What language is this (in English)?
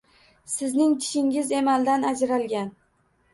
Uzbek